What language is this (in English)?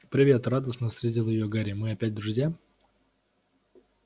Russian